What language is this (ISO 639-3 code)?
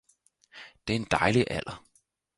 dan